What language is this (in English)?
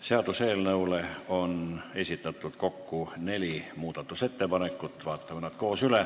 Estonian